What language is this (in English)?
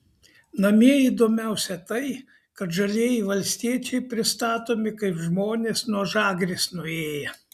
Lithuanian